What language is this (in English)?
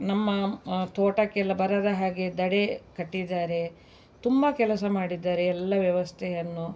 Kannada